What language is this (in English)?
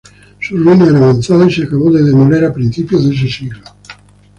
Spanish